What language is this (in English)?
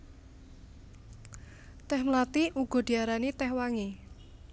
Javanese